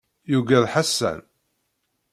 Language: Kabyle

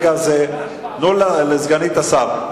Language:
Hebrew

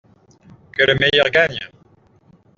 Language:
French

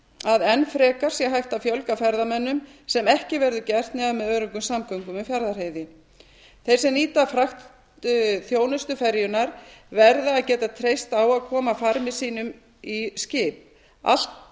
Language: Icelandic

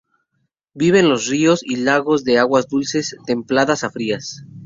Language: Spanish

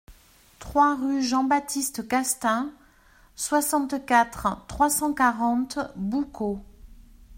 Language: French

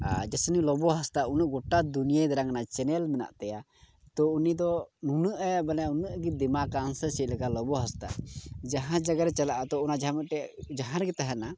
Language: Santali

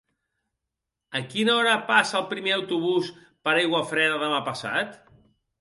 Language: Catalan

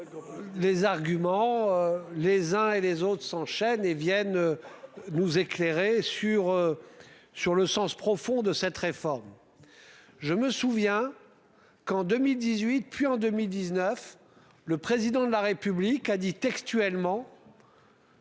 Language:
French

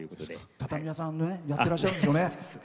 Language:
Japanese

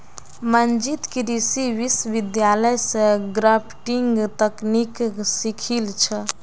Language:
Magahi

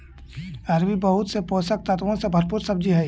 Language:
Magahi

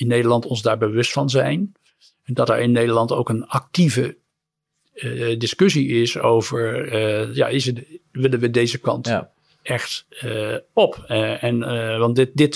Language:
Dutch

